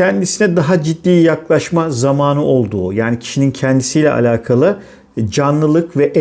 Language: Turkish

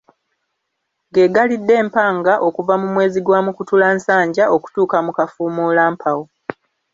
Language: Ganda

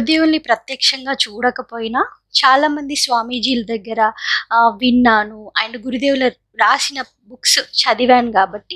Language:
Telugu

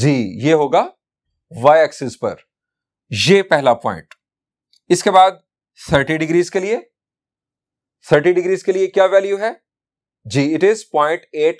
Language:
Hindi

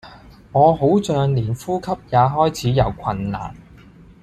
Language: Cantonese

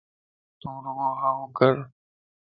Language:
Lasi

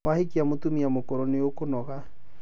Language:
Kikuyu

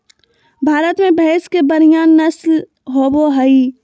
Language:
Magahi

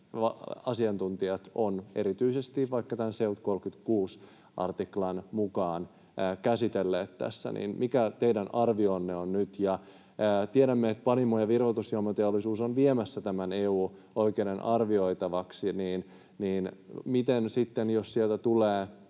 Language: Finnish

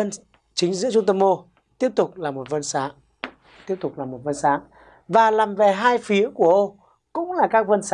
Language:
Vietnamese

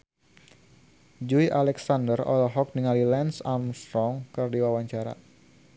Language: Sundanese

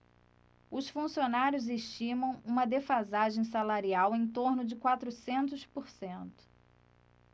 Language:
Portuguese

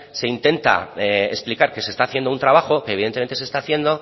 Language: Spanish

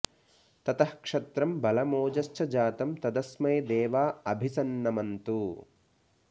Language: Sanskrit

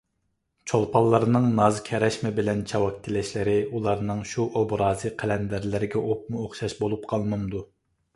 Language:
Uyghur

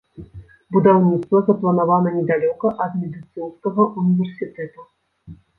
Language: Belarusian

